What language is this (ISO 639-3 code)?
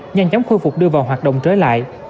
vie